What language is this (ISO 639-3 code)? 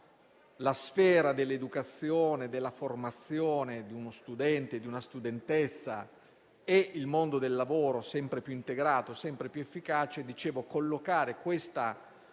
ita